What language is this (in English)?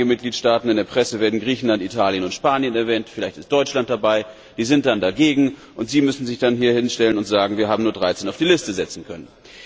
German